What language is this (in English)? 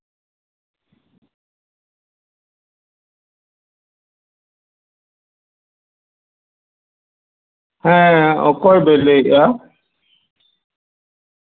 Santali